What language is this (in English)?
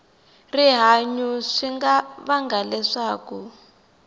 Tsonga